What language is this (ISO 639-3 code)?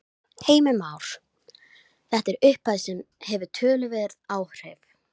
isl